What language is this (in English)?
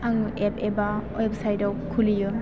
Bodo